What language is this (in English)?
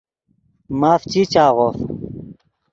Yidgha